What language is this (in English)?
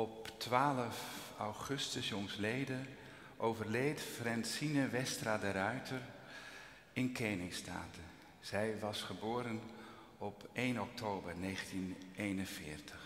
Dutch